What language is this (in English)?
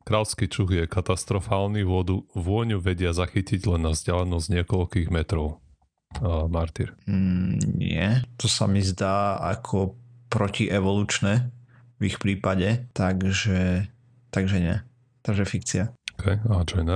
Slovak